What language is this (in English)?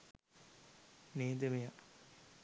Sinhala